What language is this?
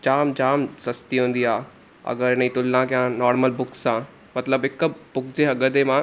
Sindhi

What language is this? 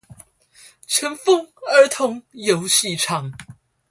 Chinese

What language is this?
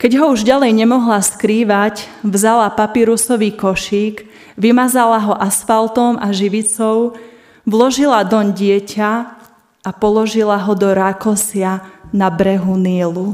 Slovak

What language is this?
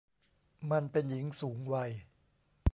Thai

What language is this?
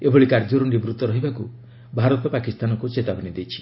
Odia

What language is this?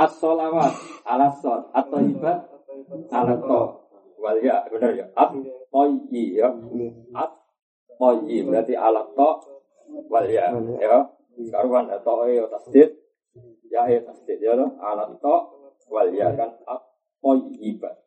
Malay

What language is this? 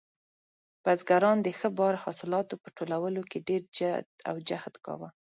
Pashto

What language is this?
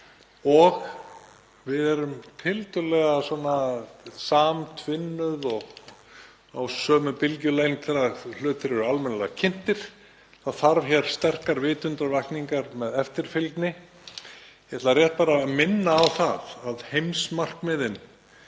Icelandic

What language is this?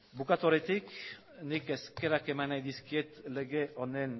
Basque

